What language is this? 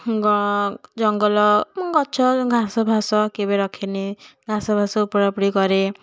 Odia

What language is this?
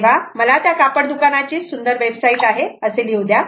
Marathi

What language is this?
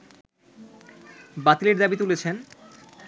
Bangla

